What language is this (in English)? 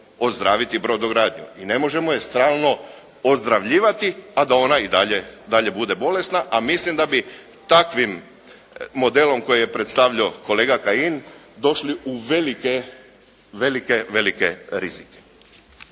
Croatian